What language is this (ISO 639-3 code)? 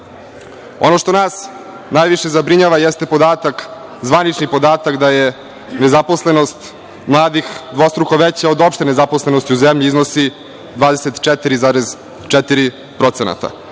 srp